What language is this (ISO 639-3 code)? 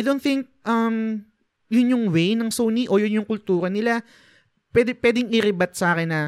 fil